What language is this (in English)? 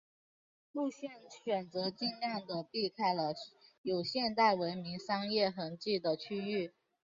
Chinese